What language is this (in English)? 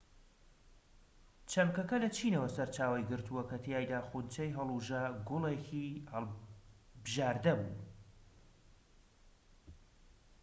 Central Kurdish